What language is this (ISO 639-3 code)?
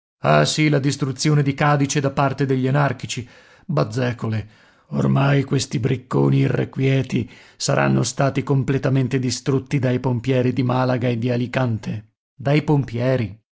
ita